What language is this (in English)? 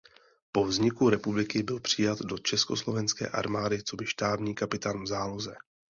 Czech